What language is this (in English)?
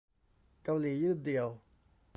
Thai